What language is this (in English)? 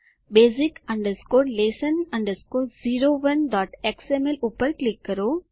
Gujarati